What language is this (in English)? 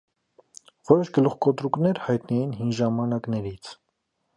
Armenian